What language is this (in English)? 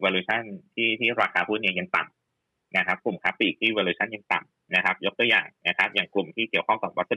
Thai